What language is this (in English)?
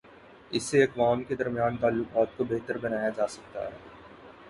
Urdu